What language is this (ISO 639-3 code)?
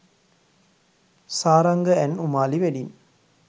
sin